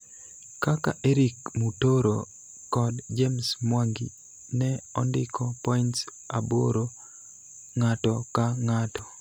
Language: Luo (Kenya and Tanzania)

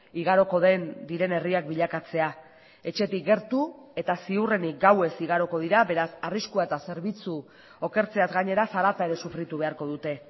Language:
Basque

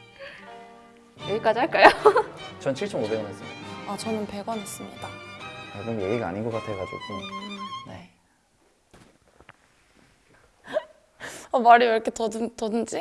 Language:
Korean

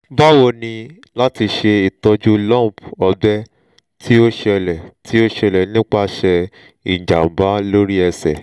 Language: Yoruba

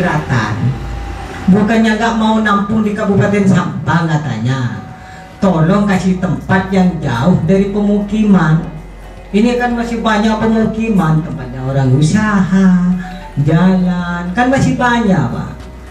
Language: Indonesian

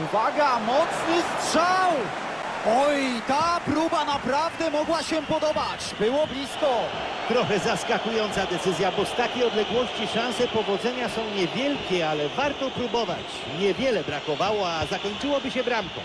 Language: Polish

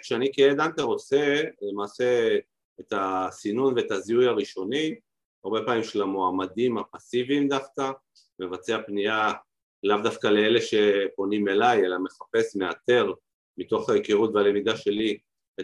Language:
Hebrew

